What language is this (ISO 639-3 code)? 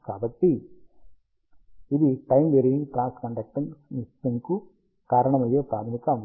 tel